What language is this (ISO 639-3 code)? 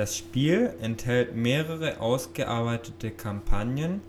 deu